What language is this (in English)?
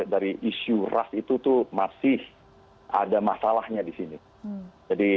Indonesian